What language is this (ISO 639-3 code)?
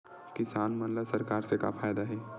hne